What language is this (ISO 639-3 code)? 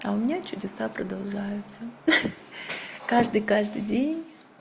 rus